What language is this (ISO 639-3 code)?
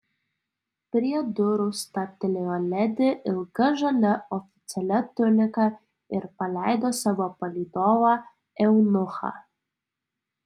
lit